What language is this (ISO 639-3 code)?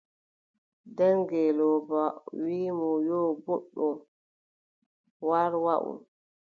fub